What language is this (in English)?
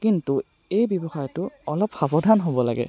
Assamese